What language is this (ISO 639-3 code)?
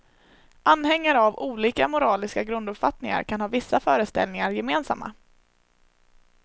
swe